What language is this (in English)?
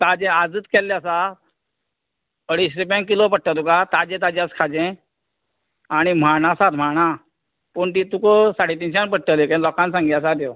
Konkani